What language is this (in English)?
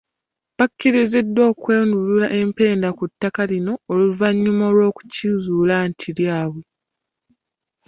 Ganda